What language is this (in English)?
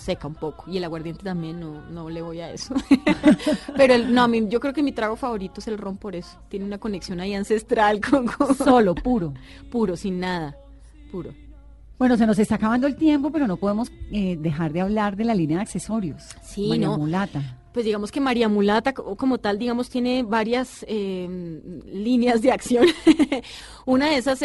Spanish